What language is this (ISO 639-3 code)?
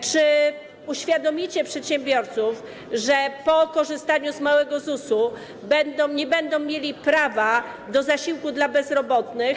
pol